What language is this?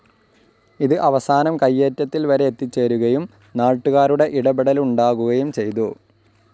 Malayalam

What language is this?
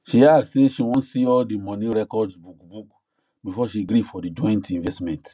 Nigerian Pidgin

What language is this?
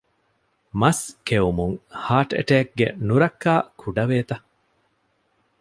Divehi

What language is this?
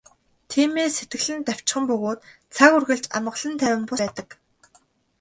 Mongolian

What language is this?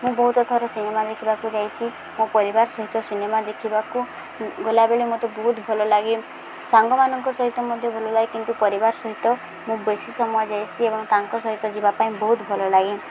Odia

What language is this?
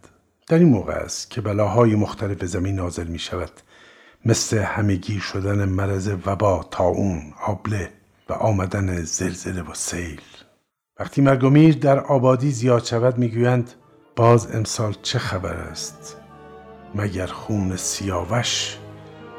Persian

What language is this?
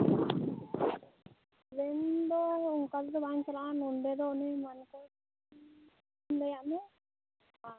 Santali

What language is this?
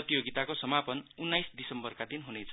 Nepali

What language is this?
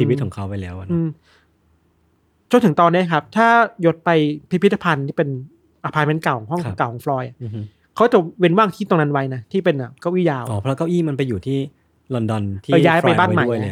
Thai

